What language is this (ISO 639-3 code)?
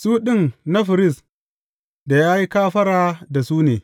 hau